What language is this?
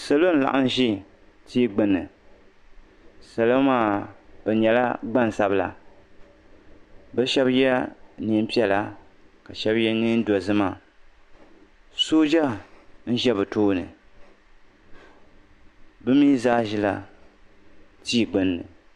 Dagbani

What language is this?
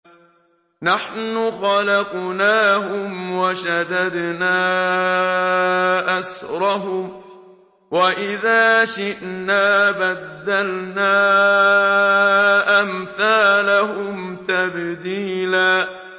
Arabic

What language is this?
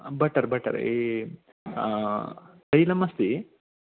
Sanskrit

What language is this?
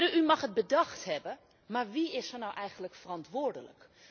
Dutch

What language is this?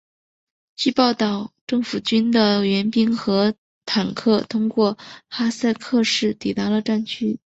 Chinese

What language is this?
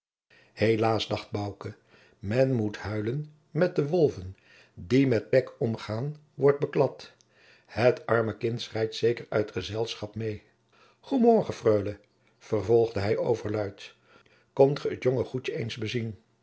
Dutch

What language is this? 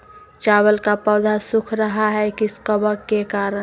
Magahi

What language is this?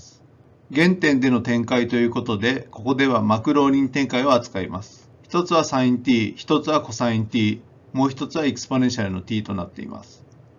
Japanese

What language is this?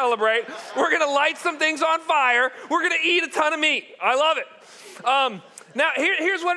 English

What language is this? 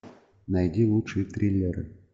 Russian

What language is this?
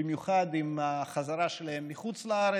Hebrew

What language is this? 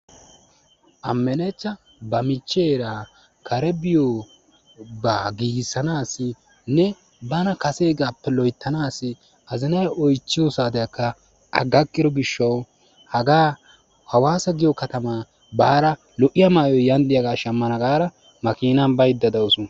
Wolaytta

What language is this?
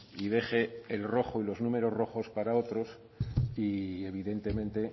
Spanish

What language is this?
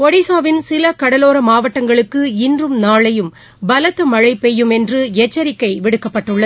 Tamil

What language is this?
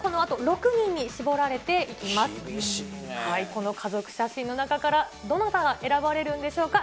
Japanese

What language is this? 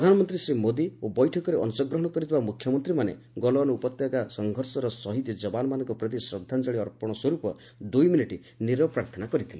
Odia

